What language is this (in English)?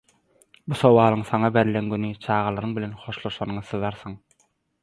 Turkmen